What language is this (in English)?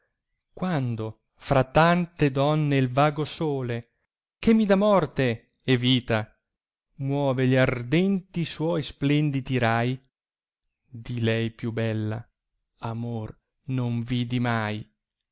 Italian